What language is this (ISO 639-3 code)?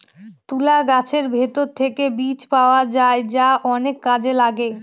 ben